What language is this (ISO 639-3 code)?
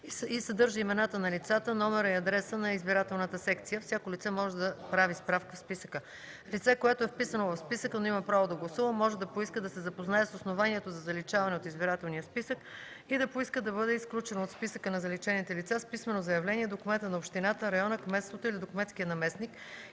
bul